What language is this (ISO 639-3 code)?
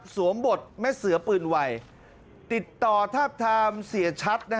tha